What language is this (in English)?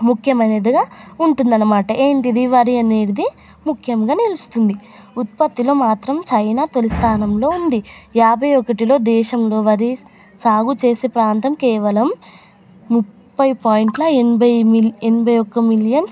Telugu